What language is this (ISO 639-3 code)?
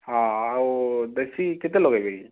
ori